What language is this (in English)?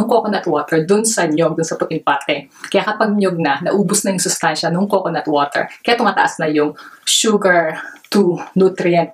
Filipino